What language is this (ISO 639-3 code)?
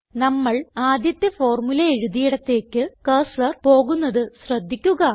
mal